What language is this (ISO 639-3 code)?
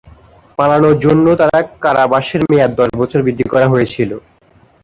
ben